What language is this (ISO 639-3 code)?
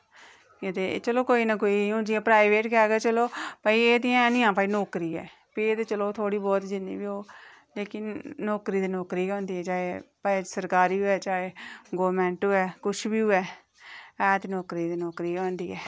doi